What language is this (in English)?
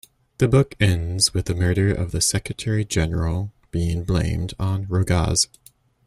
English